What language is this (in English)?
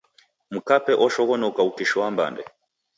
Taita